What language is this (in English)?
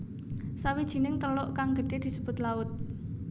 Javanese